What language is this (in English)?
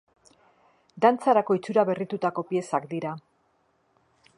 Basque